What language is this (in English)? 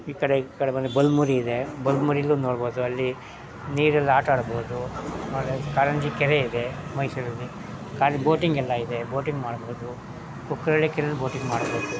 Kannada